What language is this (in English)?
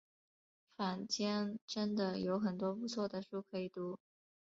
Chinese